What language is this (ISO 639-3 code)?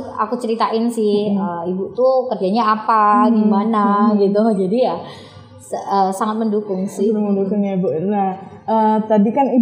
ind